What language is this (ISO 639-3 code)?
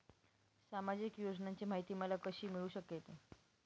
mar